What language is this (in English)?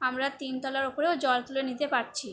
Bangla